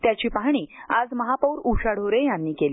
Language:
Marathi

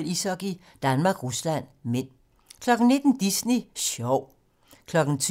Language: Danish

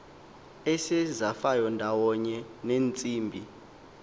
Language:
Xhosa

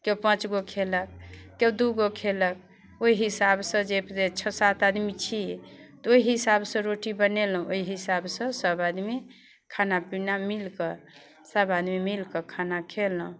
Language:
Maithili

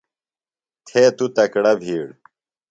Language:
Phalura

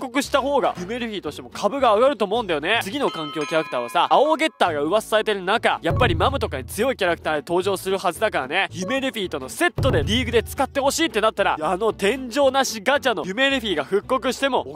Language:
Japanese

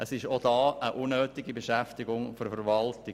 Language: Swiss German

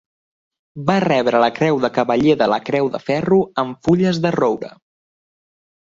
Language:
Catalan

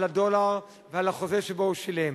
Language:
Hebrew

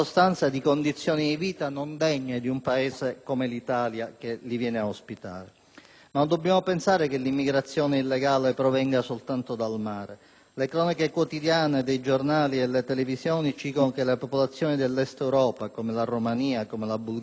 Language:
Italian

